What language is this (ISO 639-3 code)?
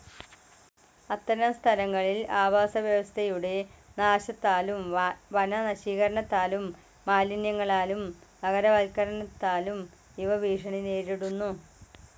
mal